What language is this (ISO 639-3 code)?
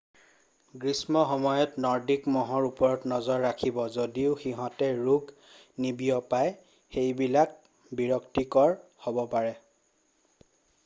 asm